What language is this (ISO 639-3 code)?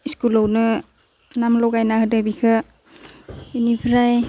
brx